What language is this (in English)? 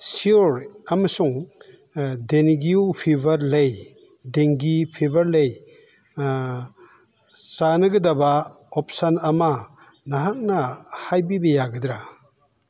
Manipuri